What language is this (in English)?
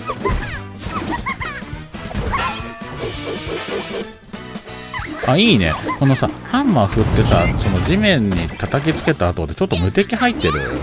Japanese